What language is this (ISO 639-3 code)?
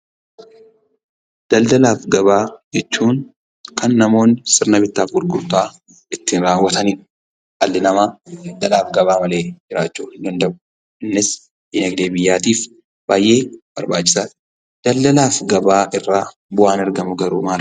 orm